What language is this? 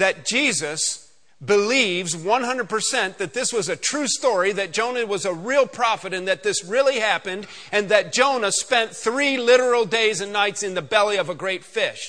English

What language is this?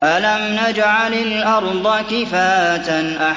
Arabic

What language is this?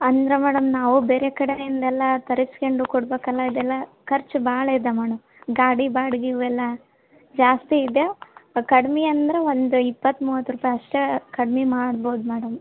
Kannada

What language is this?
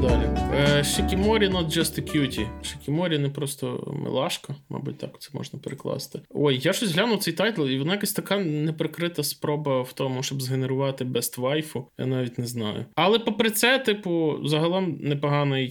Ukrainian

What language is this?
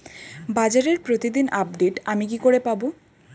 Bangla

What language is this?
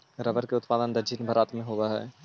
Magahi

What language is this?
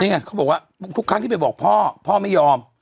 Thai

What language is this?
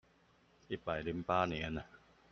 Chinese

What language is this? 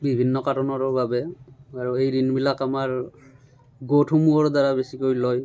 Assamese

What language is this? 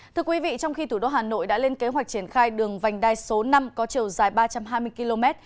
Vietnamese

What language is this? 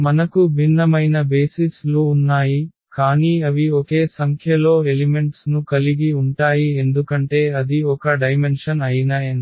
Telugu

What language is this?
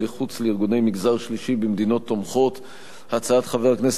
Hebrew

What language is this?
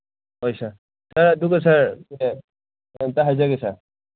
Manipuri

